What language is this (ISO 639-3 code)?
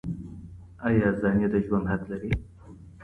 pus